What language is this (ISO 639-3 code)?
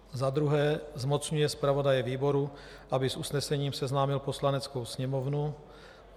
ces